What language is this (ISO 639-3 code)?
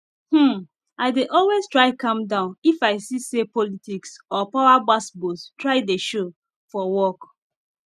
pcm